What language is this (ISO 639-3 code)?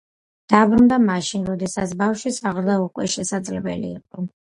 kat